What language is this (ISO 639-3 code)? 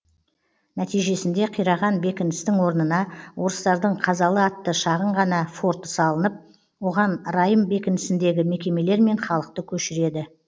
kaz